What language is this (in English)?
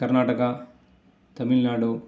Sanskrit